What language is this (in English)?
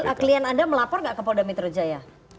Indonesian